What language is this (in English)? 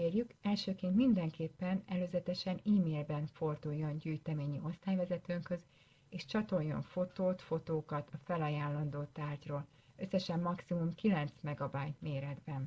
Hungarian